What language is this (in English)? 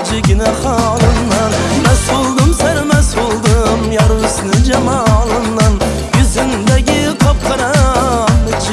Uzbek